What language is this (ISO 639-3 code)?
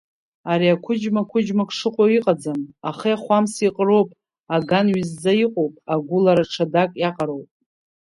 abk